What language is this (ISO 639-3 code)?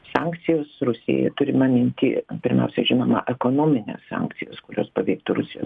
lit